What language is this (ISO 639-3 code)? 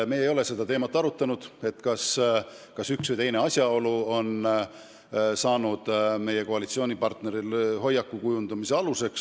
est